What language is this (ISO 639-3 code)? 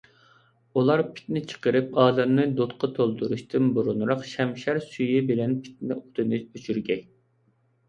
uig